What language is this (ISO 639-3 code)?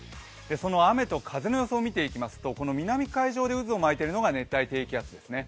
jpn